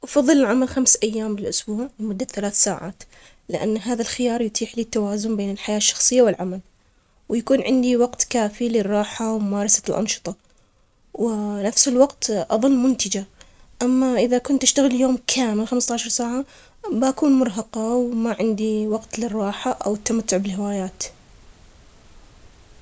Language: Omani Arabic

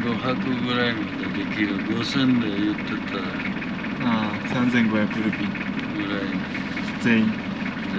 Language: Japanese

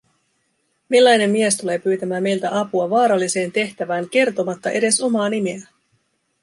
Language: Finnish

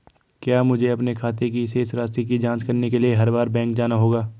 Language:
Hindi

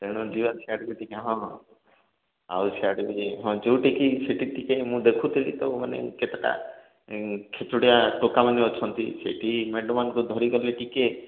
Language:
Odia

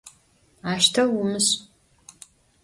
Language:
Adyghe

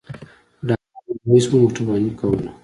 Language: Pashto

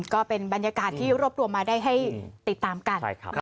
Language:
Thai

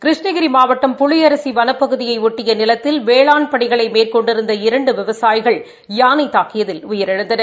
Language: Tamil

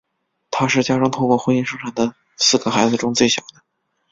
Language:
Chinese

